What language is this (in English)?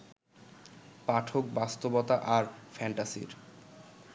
Bangla